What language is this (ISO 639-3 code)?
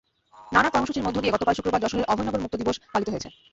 ben